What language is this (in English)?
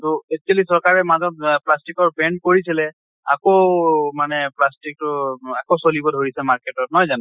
Assamese